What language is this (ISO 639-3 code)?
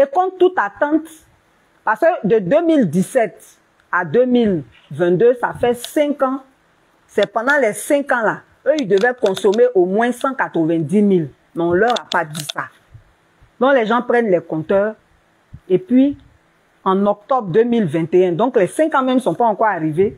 fra